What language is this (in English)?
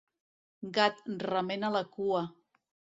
Catalan